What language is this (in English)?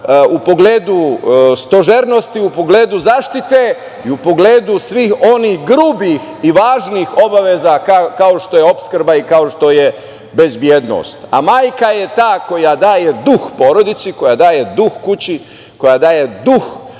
Serbian